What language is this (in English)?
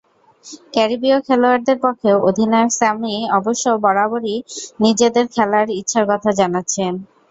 Bangla